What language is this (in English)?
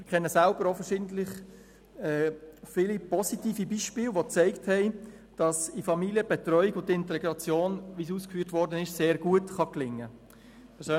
Swiss German